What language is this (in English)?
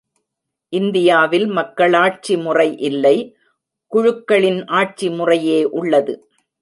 Tamil